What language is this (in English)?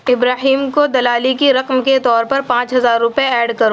Urdu